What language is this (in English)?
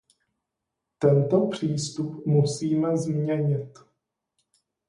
Czech